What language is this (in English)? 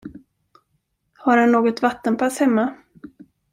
Swedish